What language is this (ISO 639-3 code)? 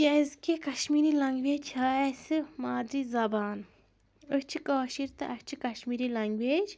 kas